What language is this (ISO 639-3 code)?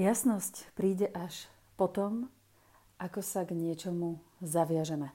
slk